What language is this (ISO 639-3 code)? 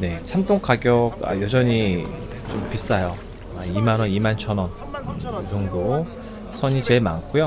kor